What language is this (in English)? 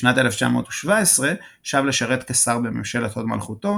Hebrew